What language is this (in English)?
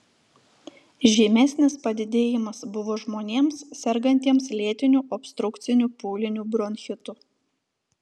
Lithuanian